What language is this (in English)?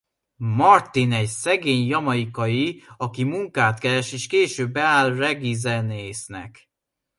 Hungarian